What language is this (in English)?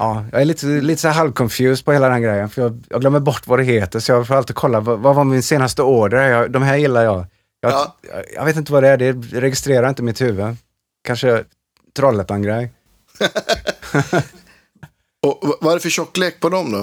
Swedish